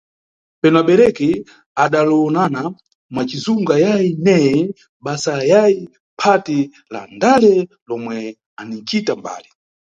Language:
Nyungwe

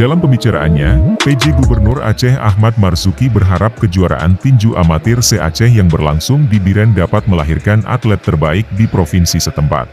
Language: Indonesian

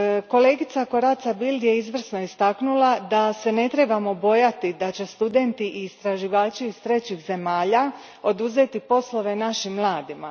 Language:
Croatian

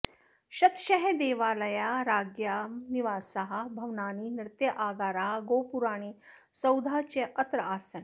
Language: Sanskrit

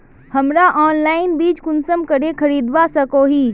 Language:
Magahi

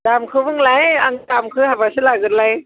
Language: Bodo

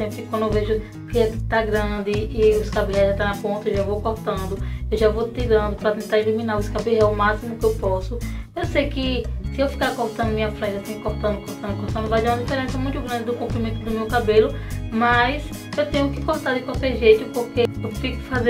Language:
Portuguese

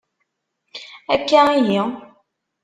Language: Kabyle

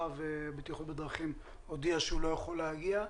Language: Hebrew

